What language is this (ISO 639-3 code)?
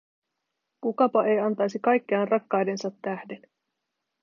fin